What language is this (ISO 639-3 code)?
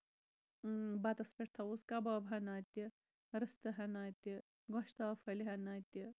kas